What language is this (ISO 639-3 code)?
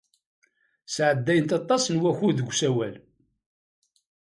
kab